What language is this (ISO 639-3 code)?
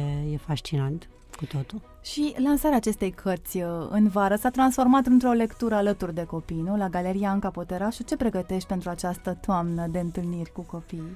ron